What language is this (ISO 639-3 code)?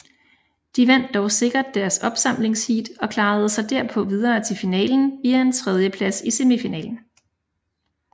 dan